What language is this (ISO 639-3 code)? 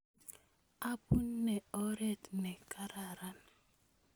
kln